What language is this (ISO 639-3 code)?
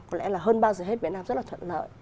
vie